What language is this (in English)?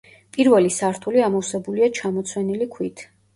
Georgian